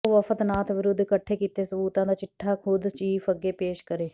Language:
Punjabi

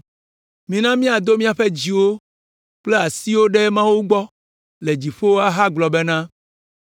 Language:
Ewe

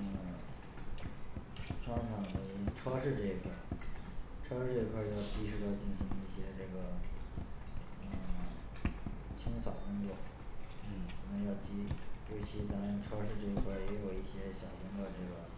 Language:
Chinese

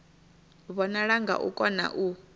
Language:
Venda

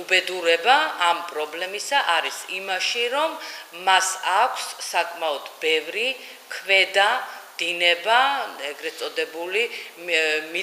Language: Romanian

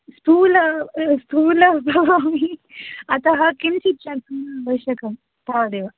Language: Sanskrit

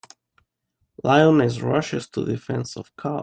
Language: English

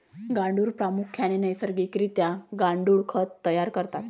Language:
Marathi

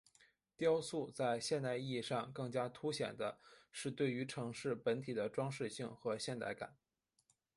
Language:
Chinese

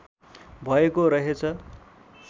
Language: Nepali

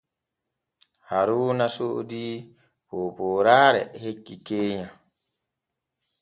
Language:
Borgu Fulfulde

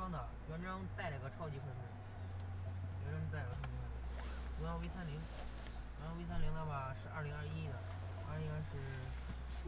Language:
Chinese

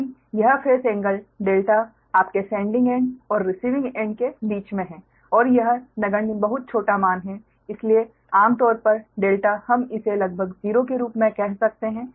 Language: Hindi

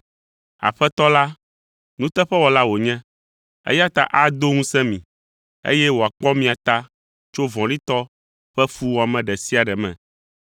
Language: Ewe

